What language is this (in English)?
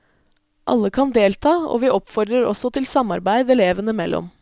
Norwegian